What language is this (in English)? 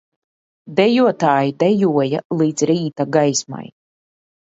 Latvian